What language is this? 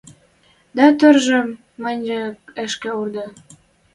Western Mari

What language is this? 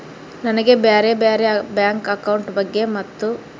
Kannada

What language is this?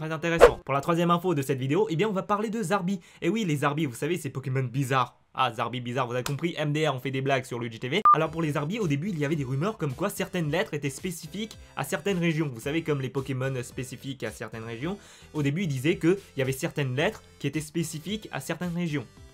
French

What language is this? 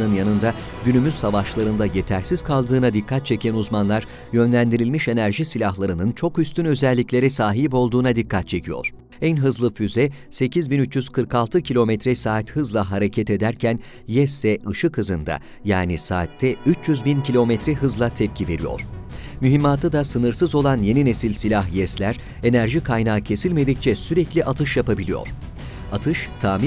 Turkish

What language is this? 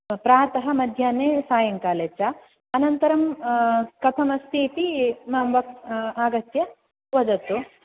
Sanskrit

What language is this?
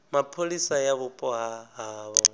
Venda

